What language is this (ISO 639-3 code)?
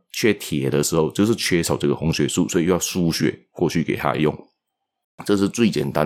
zho